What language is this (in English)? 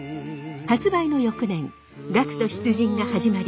Japanese